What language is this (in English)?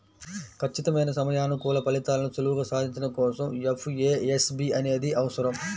Telugu